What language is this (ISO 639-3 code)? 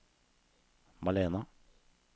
nor